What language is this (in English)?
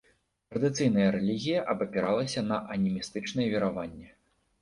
Belarusian